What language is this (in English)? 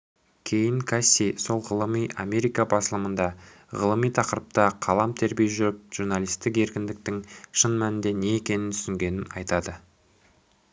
Kazakh